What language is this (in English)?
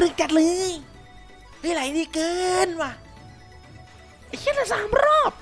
Thai